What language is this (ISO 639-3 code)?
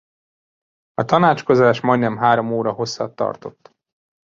hun